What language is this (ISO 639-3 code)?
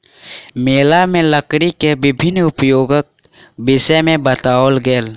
mai